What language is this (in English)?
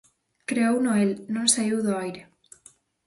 Galician